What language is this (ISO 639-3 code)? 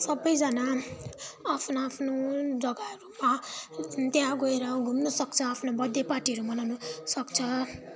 nep